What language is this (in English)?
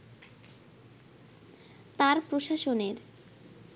Bangla